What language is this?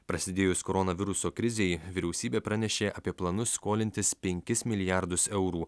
Lithuanian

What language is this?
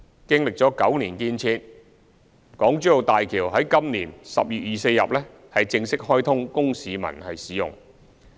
Cantonese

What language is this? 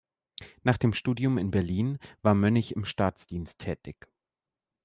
German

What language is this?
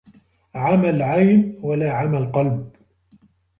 Arabic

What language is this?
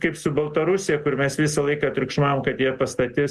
Lithuanian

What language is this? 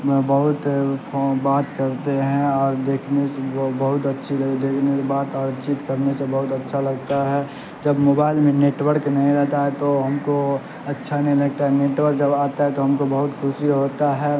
Urdu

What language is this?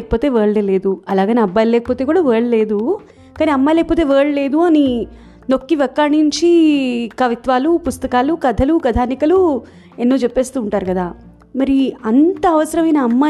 Telugu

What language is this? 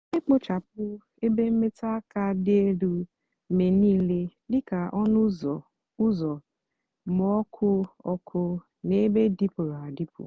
Igbo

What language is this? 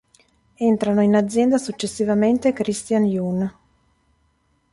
Italian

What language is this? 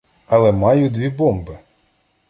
Ukrainian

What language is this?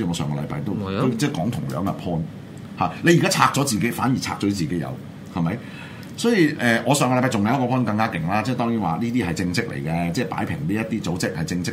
Chinese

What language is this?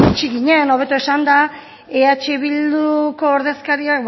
Basque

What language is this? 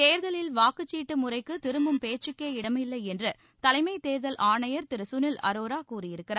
Tamil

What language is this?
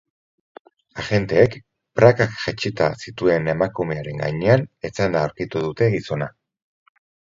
Basque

